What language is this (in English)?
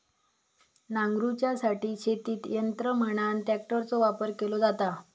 Marathi